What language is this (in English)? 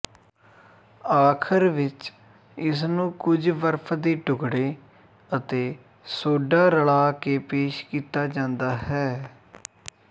Punjabi